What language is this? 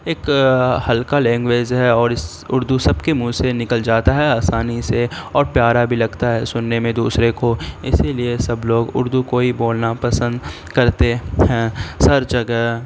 Urdu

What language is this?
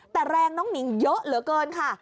Thai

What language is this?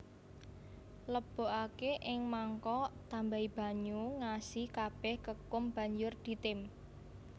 Javanese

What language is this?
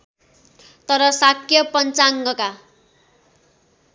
Nepali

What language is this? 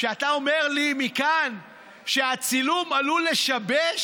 Hebrew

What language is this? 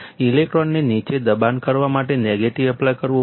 Gujarati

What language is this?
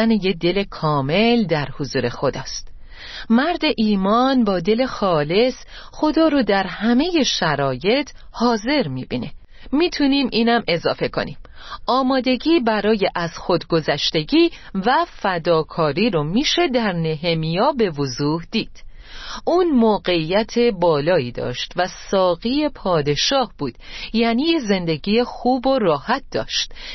Persian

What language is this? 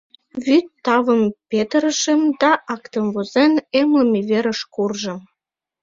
Mari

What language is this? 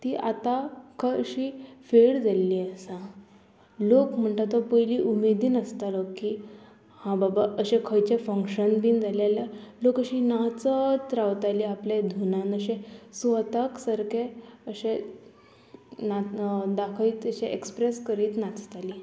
Konkani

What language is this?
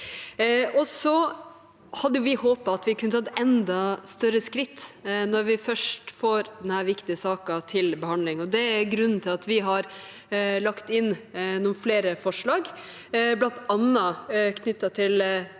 Norwegian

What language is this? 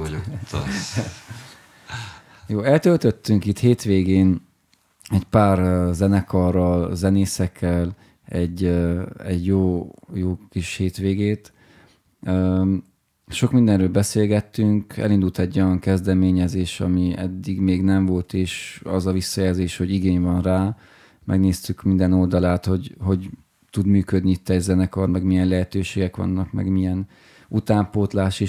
Hungarian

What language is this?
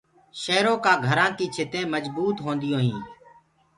Gurgula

